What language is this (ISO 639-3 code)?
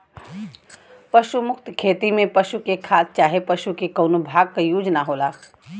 bho